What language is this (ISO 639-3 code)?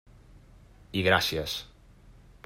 cat